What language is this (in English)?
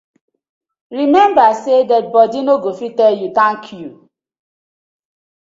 Nigerian Pidgin